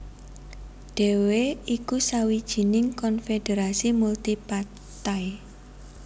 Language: Javanese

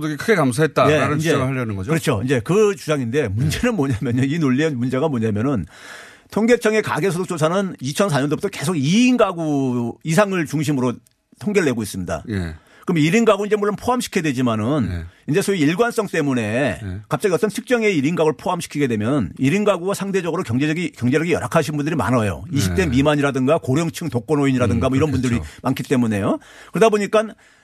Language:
Korean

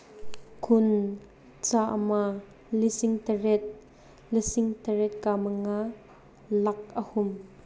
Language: Manipuri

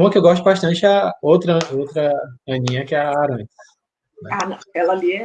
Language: Portuguese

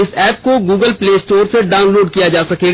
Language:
Hindi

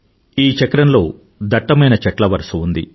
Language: Telugu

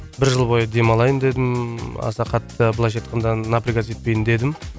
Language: Kazakh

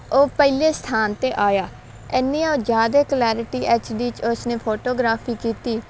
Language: Punjabi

